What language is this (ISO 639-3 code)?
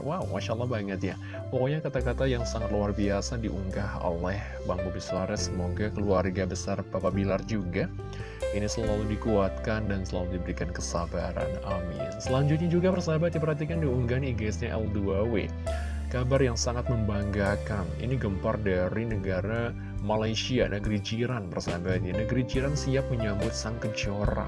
ind